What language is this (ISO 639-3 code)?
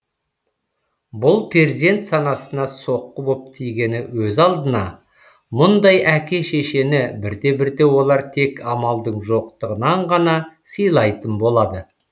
kaz